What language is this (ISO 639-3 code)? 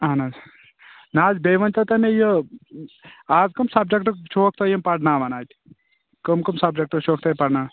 kas